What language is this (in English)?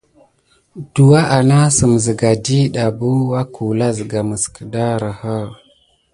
Gidar